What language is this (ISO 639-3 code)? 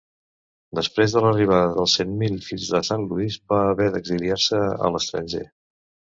cat